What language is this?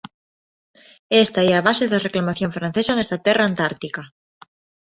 Galician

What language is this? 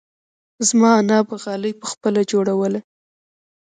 Pashto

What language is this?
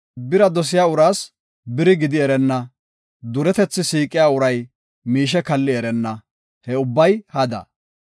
Gofa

